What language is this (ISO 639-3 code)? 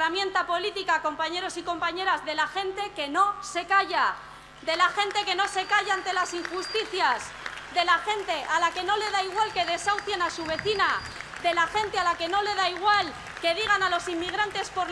spa